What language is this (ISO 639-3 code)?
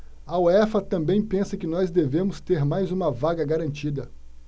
por